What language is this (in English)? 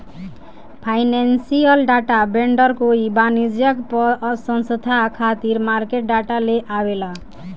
Bhojpuri